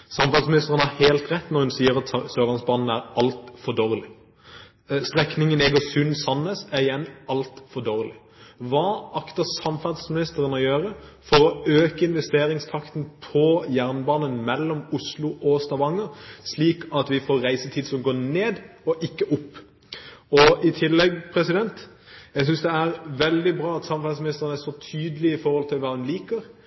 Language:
Norwegian Bokmål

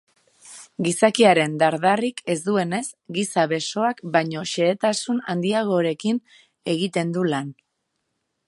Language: Basque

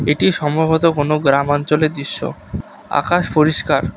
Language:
Bangla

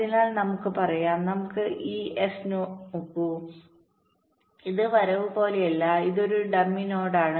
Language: Malayalam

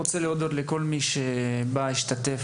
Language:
Hebrew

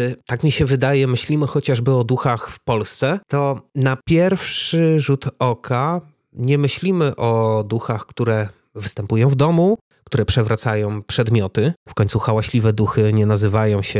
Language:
Polish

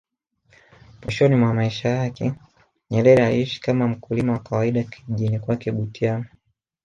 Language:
Swahili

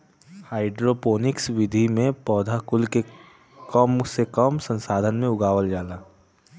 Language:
Bhojpuri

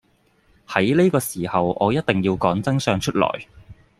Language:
Cantonese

